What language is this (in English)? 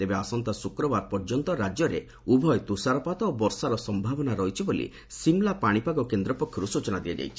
Odia